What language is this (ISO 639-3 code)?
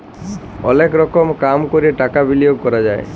ben